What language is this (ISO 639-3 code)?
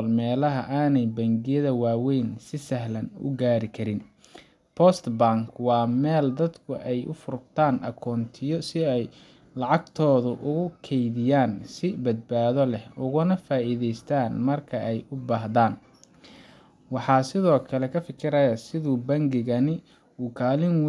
som